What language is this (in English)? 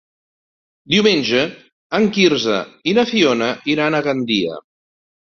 Catalan